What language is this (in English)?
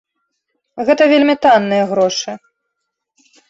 Belarusian